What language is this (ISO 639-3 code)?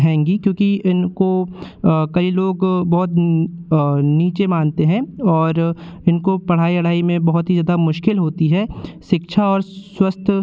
hin